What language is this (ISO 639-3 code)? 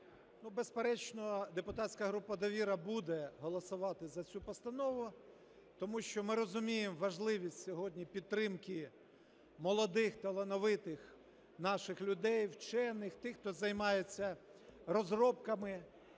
ukr